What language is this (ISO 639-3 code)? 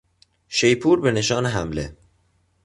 fas